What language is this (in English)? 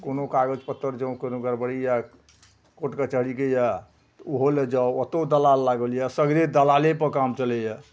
Maithili